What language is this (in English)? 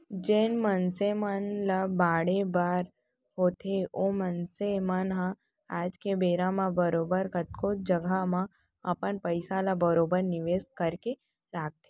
Chhattisgarhi